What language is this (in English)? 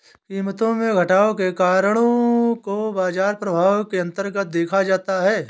Hindi